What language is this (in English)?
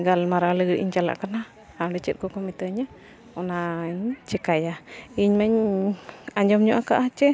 Santali